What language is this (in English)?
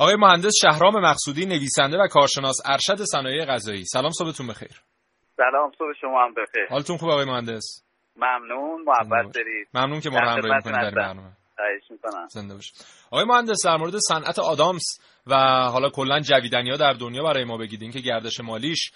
Persian